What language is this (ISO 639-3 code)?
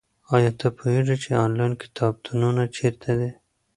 pus